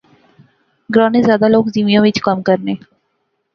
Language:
Pahari-Potwari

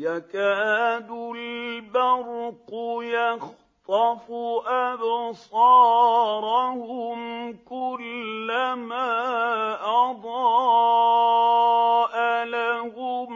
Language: Arabic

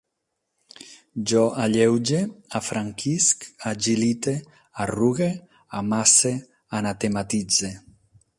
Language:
Catalan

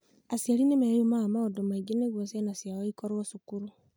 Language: Kikuyu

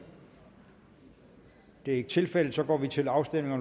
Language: Danish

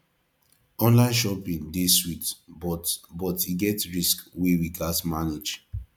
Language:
Nigerian Pidgin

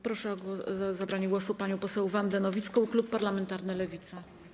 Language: Polish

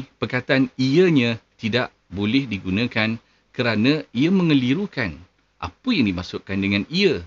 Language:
Malay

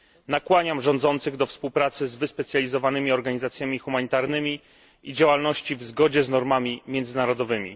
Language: Polish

